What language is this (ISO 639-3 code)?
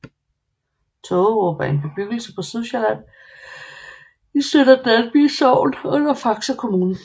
dan